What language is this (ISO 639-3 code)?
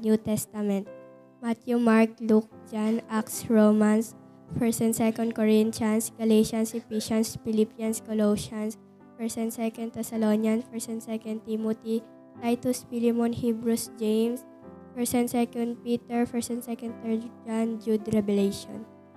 fil